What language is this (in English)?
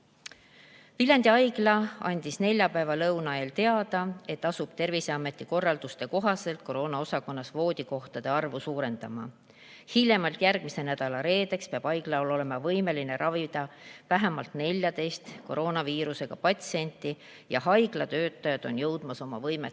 Estonian